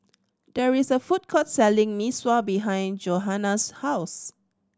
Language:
English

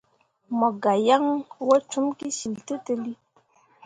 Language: Mundang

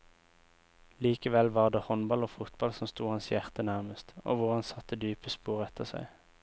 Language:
Norwegian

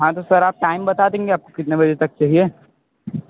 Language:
Hindi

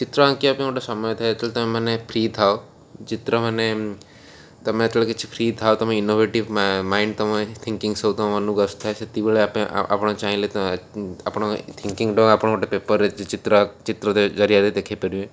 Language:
Odia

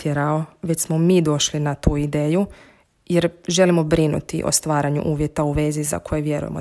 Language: Croatian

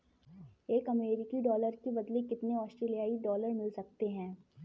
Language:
Hindi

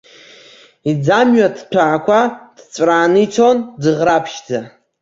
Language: Abkhazian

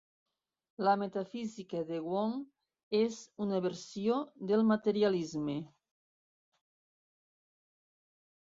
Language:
Catalan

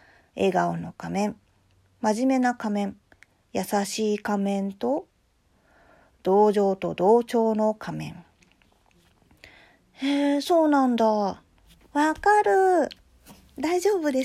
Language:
Japanese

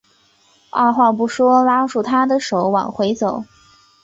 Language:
Chinese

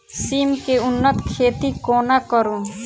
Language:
Maithili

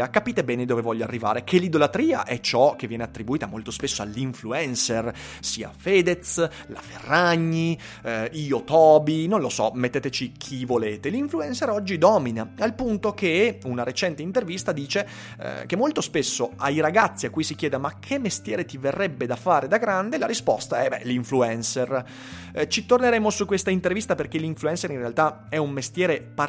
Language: Italian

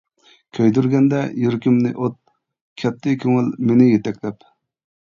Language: Uyghur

